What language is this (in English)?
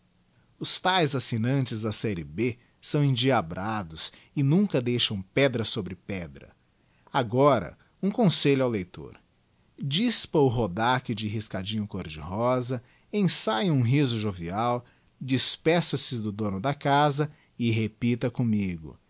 Portuguese